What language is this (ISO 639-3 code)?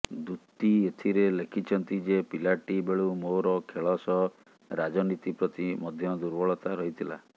ori